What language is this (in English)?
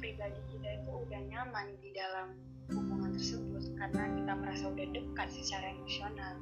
Indonesian